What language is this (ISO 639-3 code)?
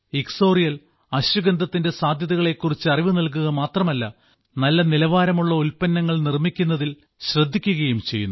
mal